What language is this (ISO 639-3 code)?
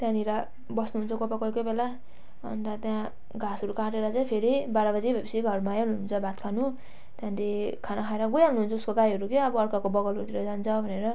nep